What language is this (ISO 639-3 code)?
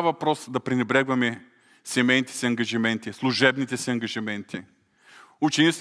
bul